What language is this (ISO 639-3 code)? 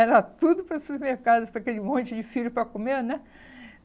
por